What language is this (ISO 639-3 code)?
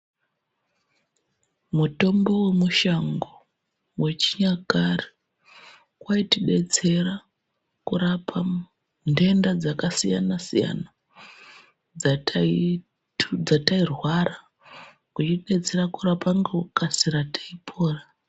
ndc